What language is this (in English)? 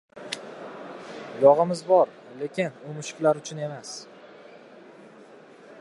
Uzbek